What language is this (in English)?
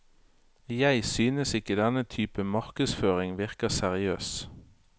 Norwegian